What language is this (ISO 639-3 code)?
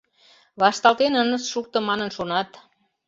chm